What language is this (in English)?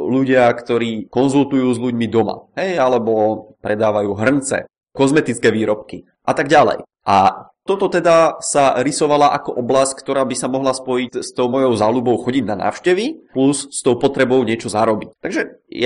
Czech